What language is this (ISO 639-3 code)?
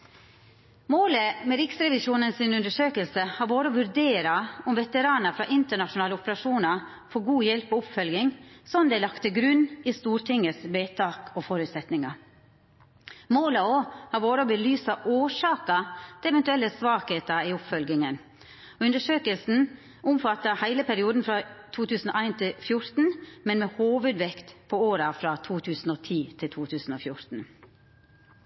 nno